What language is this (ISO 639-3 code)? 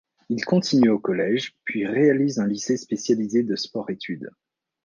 fra